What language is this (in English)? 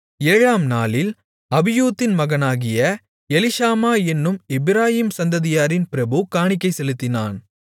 Tamil